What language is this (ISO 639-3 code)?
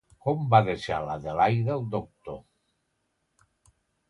cat